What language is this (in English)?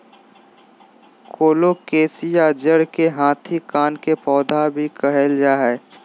Magahi